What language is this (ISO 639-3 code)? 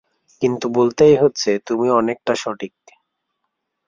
ben